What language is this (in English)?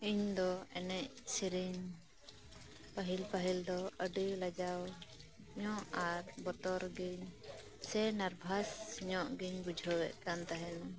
Santali